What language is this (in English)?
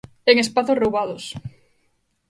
Galician